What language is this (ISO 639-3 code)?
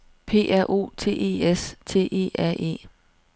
dan